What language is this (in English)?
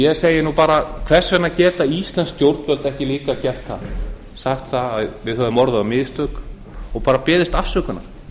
Icelandic